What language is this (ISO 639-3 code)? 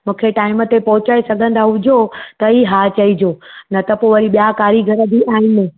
snd